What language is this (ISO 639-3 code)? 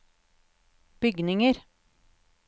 nor